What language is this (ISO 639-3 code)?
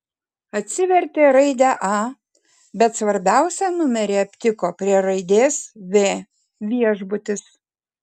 lit